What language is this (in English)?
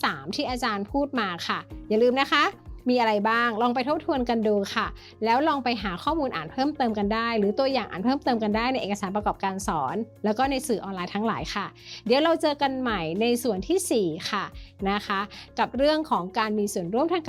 Thai